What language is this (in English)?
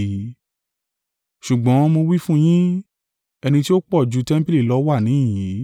Yoruba